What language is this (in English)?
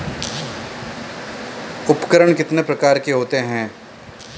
Hindi